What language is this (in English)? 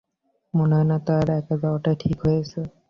Bangla